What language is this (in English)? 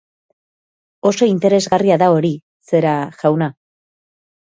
Basque